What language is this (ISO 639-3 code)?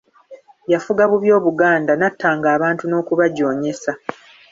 lug